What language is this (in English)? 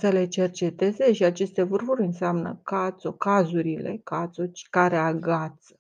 Romanian